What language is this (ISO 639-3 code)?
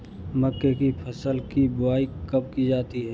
hin